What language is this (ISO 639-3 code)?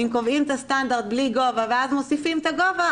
heb